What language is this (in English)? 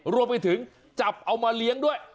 Thai